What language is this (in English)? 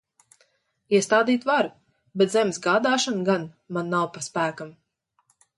Latvian